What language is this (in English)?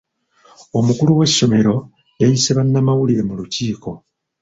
Ganda